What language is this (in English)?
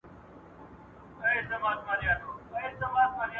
Pashto